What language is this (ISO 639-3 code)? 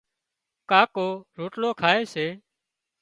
kxp